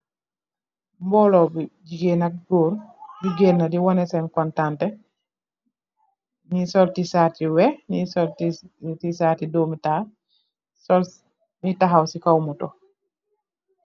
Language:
Wolof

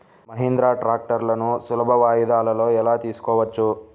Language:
Telugu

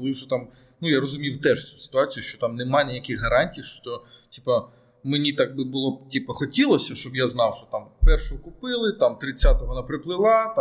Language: Ukrainian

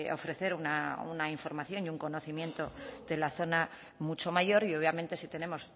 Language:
Spanish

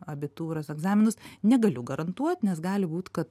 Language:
Lithuanian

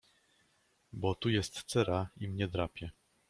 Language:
Polish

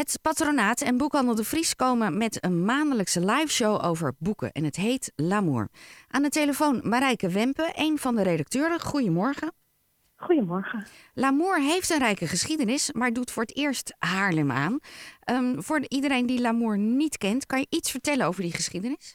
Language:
Dutch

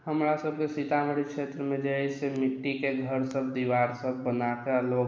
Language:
Maithili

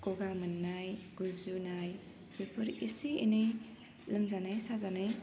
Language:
Bodo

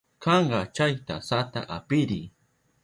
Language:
Southern Pastaza Quechua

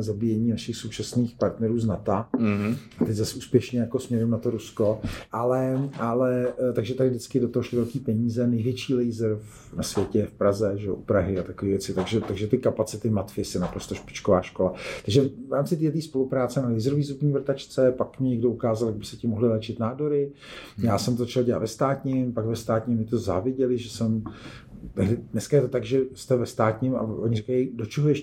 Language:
Czech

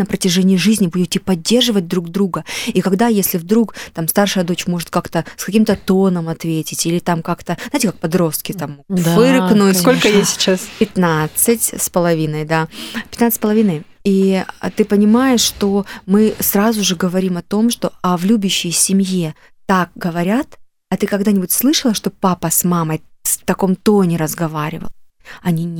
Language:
Russian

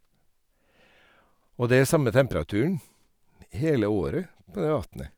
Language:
Norwegian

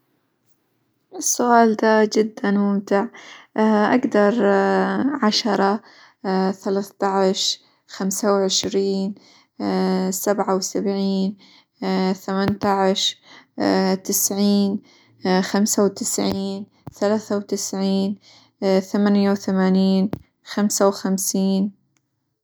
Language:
Hijazi Arabic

